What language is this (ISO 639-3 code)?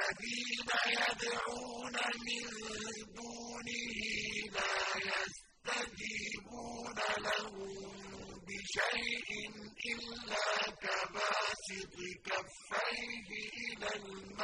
ara